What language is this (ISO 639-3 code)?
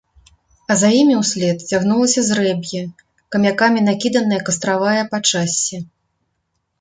bel